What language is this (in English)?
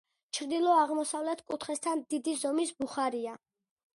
Georgian